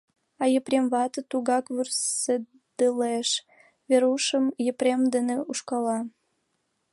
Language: Mari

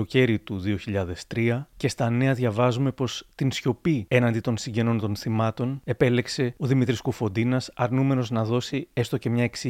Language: Greek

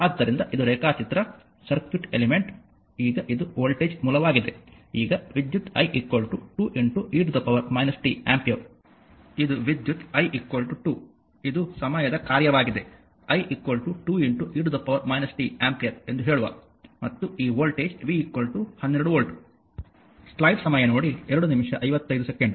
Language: Kannada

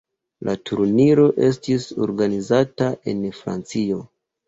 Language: Esperanto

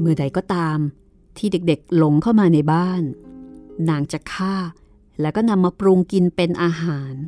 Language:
Thai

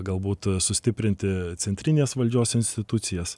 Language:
Lithuanian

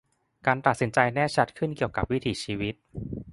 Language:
Thai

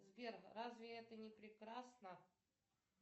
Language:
Russian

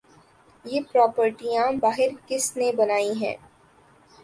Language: Urdu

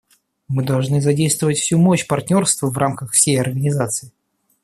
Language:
Russian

